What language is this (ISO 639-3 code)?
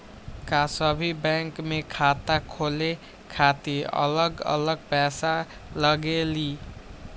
mag